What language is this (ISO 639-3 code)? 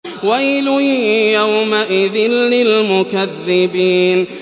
ara